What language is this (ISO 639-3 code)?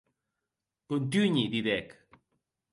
oci